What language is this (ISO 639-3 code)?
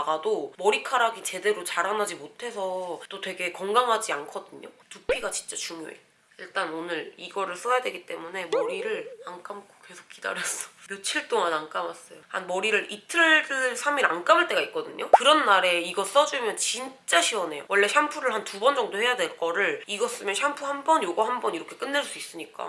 kor